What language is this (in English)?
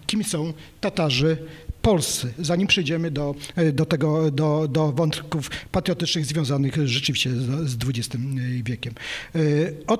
Polish